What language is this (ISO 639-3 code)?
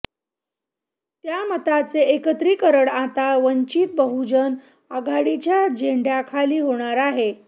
mar